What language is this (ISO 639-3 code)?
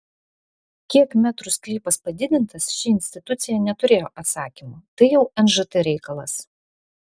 lit